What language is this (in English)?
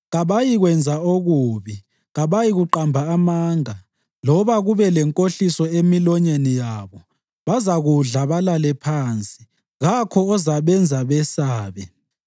North Ndebele